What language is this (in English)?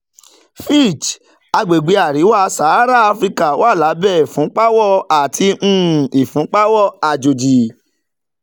Yoruba